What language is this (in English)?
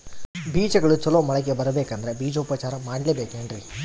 Kannada